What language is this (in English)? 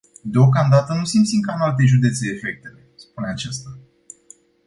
Romanian